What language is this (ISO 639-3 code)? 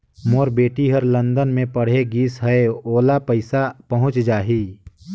hne